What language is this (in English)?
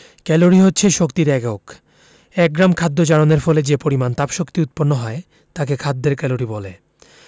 Bangla